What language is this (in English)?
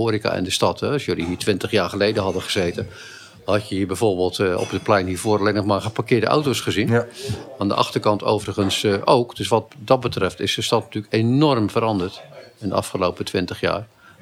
Dutch